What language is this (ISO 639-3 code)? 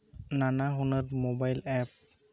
sat